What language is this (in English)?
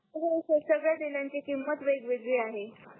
Marathi